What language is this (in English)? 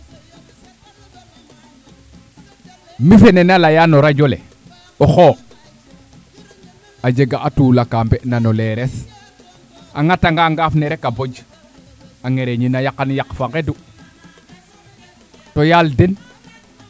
Serer